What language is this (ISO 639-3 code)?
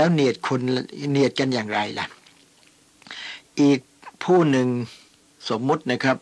tha